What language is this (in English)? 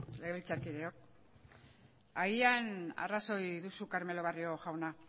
Basque